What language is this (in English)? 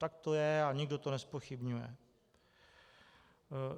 Czech